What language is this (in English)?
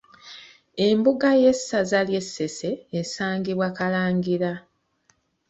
Ganda